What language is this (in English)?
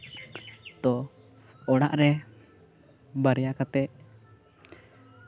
Santali